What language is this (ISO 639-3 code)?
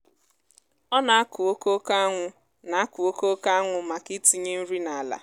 ibo